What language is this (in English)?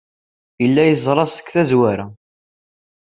Kabyle